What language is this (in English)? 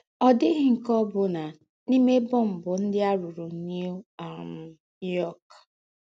Igbo